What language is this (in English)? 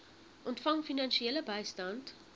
Afrikaans